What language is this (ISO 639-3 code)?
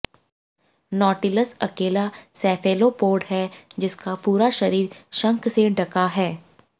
hin